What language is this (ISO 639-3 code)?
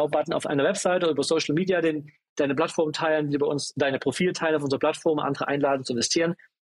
deu